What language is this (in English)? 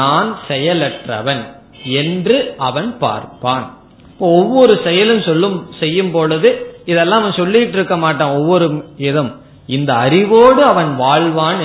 Tamil